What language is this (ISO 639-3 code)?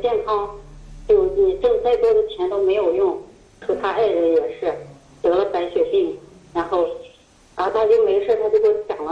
zho